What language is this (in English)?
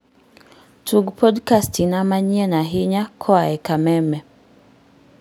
Luo (Kenya and Tanzania)